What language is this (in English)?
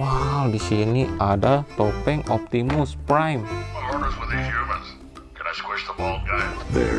Indonesian